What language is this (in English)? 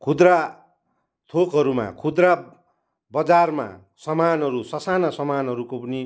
Nepali